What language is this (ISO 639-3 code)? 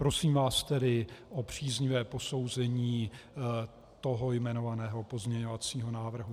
ces